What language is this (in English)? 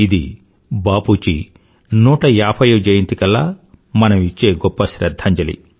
Telugu